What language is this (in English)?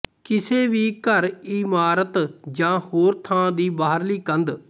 Punjabi